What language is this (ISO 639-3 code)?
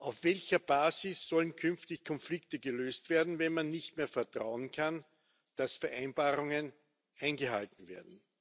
deu